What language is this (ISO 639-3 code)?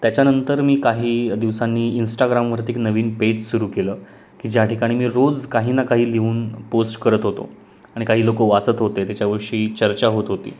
mar